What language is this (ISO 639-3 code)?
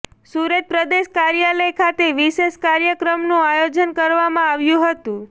guj